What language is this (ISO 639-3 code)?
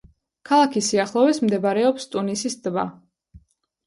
kat